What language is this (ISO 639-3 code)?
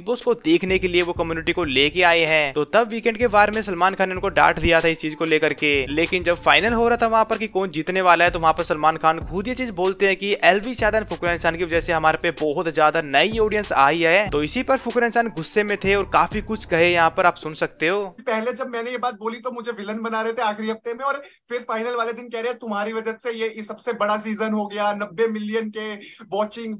hin